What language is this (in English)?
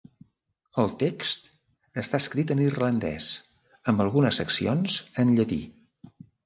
Catalan